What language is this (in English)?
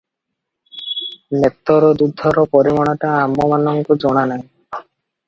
Odia